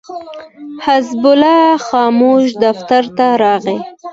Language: Pashto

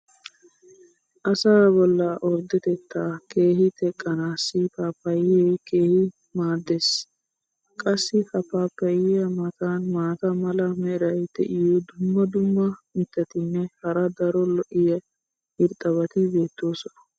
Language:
Wolaytta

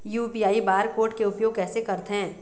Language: Chhattisgarhi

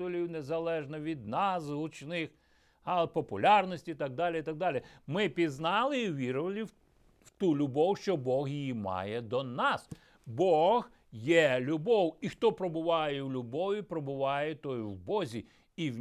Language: Ukrainian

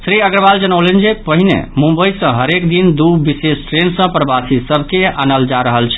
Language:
Maithili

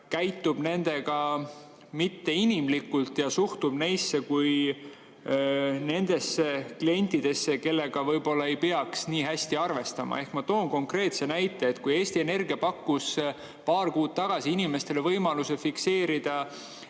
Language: Estonian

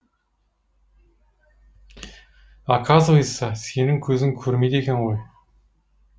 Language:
Kazakh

